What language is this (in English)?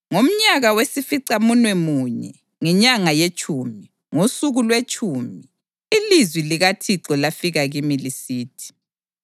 North Ndebele